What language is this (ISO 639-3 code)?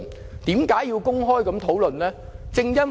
yue